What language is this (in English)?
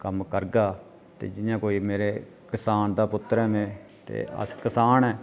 Dogri